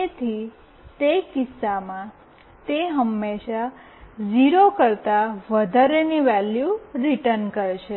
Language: Gujarati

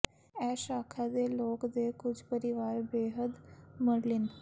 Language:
Punjabi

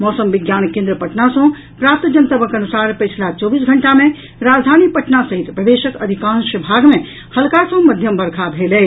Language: Maithili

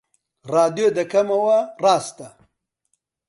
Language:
Central Kurdish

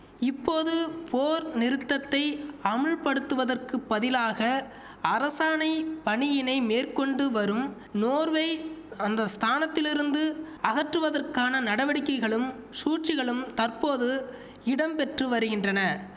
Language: Tamil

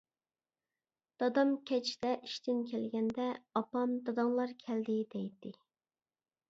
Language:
Uyghur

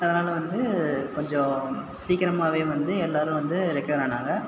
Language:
Tamil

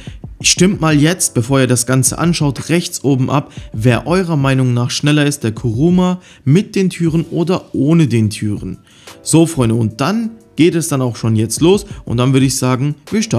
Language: German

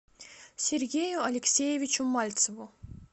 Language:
Russian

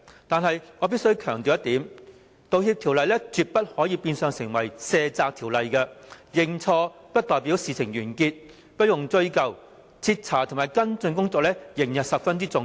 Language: Cantonese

